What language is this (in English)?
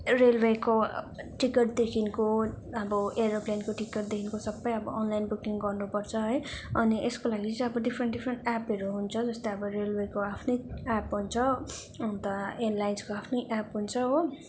Nepali